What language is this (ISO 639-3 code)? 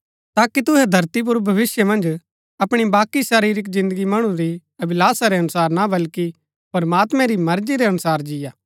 gbk